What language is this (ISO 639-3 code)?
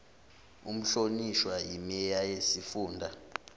zul